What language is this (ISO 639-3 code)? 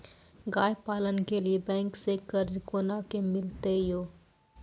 mai